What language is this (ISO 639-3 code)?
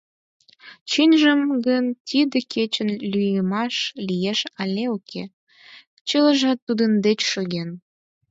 chm